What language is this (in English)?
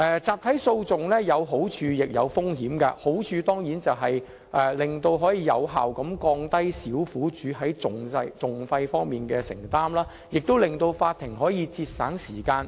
Cantonese